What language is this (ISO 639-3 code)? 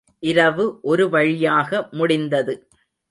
tam